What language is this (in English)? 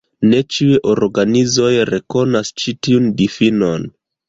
Esperanto